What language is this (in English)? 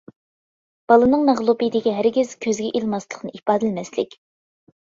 Uyghur